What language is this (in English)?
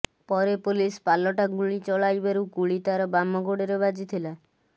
Odia